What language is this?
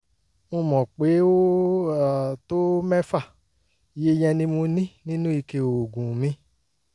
Yoruba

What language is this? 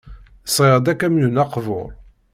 Kabyle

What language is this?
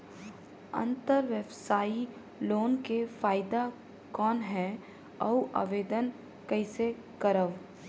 Chhattisgarhi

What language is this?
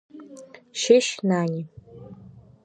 Abkhazian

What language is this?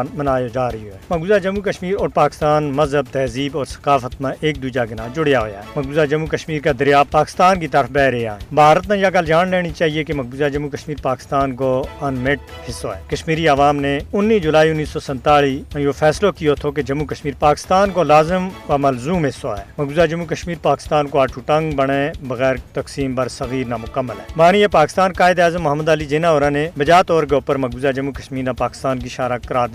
Urdu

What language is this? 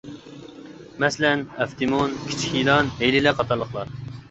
Uyghur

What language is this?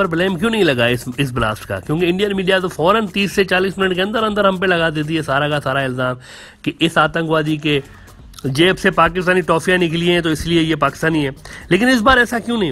Hindi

